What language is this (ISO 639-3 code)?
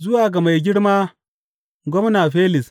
hau